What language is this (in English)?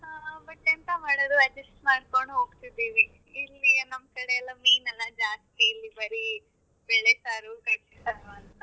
Kannada